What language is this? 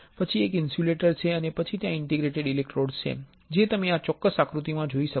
Gujarati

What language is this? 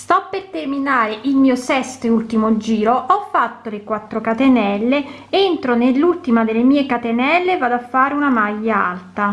Italian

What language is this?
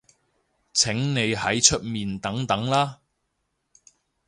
Cantonese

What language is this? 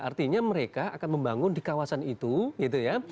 Indonesian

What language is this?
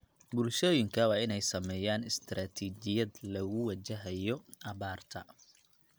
Somali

